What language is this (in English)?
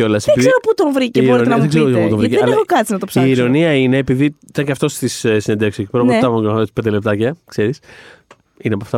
Greek